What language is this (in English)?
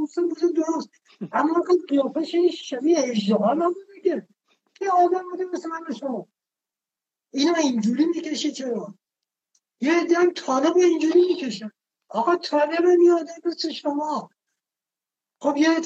Persian